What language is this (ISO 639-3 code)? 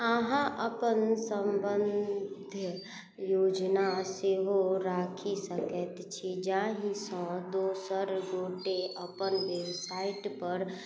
mai